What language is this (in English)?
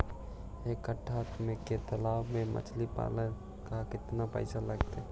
Magahi